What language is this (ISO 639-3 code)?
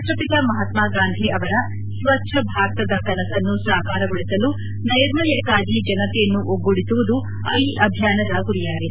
kan